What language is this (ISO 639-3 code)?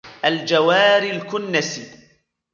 ara